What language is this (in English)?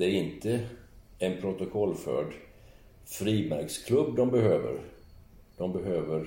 Swedish